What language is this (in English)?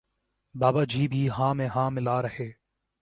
Urdu